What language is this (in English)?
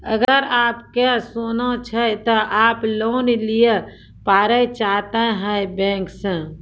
Maithili